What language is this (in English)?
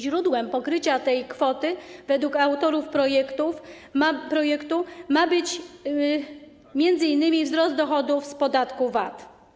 Polish